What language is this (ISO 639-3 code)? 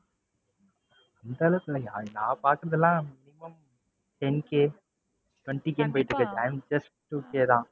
tam